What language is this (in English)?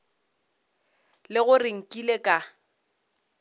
Northern Sotho